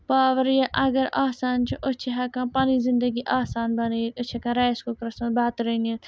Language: Kashmiri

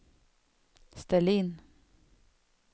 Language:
Swedish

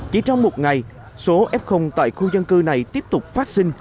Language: Vietnamese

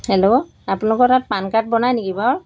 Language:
Assamese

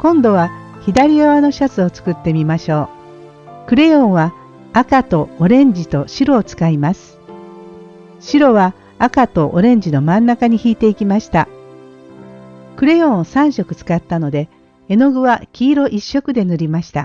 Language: Japanese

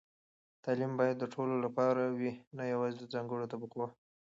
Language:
Pashto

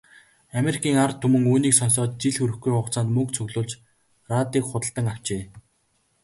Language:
Mongolian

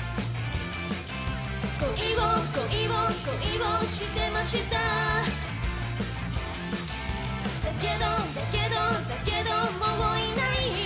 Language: Japanese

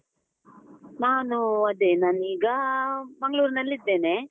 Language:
Kannada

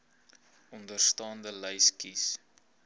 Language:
Afrikaans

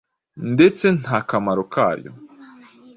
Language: Kinyarwanda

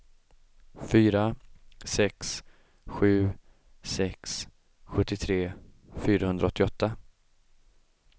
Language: Swedish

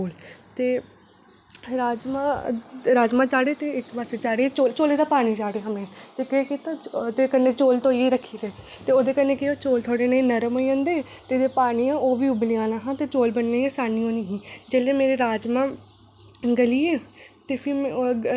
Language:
Dogri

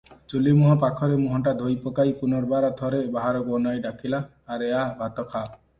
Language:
Odia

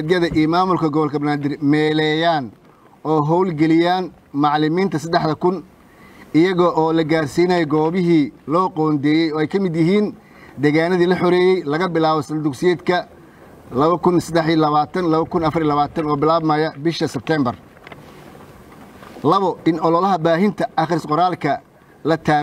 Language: Arabic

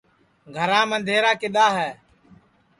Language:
Sansi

